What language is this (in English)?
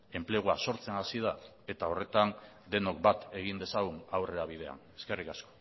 Basque